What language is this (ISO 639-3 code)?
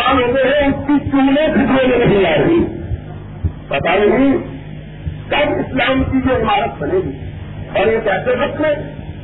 urd